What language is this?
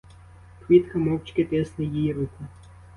Ukrainian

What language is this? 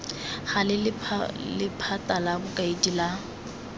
Tswana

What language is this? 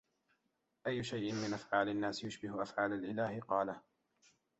Arabic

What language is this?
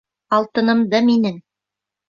Bashkir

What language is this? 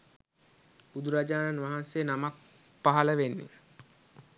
Sinhala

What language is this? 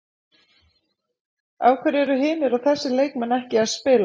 Icelandic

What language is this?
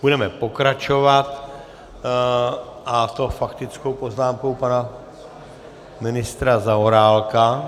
Czech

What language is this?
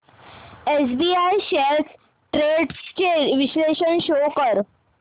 Marathi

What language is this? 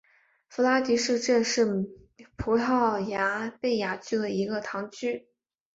Chinese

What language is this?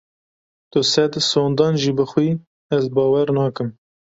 Kurdish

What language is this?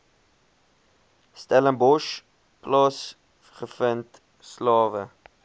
Afrikaans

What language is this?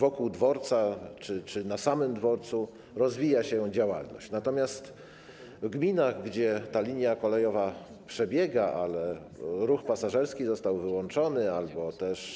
Polish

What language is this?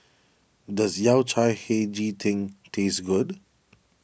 English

